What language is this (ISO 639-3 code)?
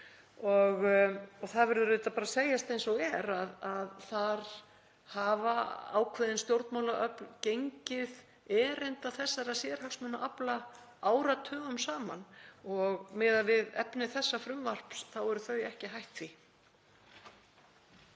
isl